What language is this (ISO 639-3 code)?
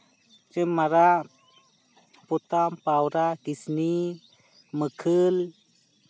sat